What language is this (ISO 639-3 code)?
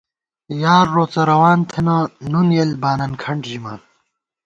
gwt